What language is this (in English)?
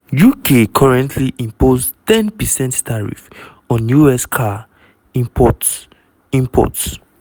Nigerian Pidgin